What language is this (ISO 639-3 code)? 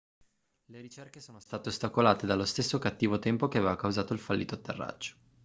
ita